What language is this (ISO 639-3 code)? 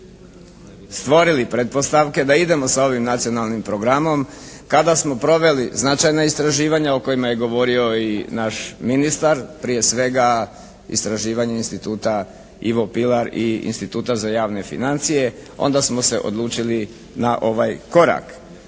hrv